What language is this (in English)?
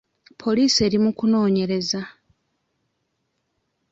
Ganda